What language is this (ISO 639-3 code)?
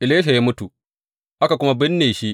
hau